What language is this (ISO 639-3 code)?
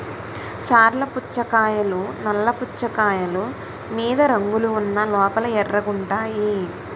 tel